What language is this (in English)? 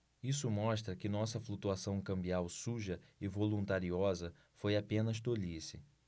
Portuguese